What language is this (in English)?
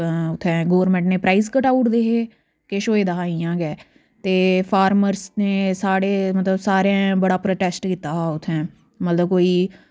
Dogri